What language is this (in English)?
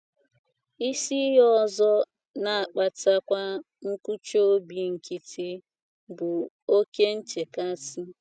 Igbo